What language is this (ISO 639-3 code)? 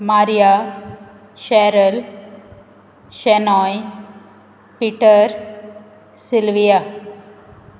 kok